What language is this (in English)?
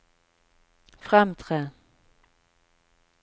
Norwegian